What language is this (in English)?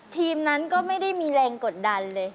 Thai